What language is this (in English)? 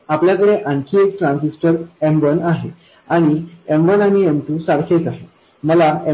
Marathi